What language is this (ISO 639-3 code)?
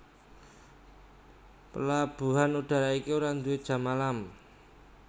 jav